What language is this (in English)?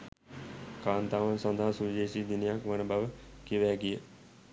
Sinhala